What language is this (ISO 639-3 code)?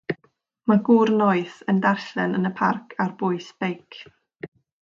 cym